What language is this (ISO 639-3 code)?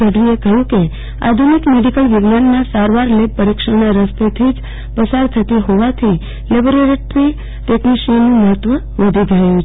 guj